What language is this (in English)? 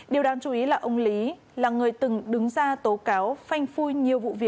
Vietnamese